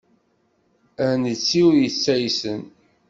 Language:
Kabyle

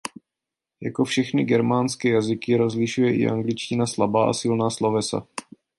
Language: Czech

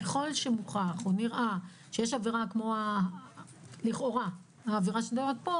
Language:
Hebrew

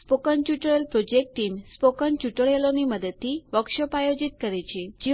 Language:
Gujarati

